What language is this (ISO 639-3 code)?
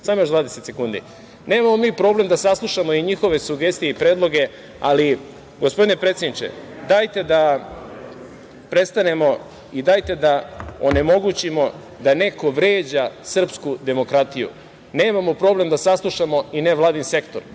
srp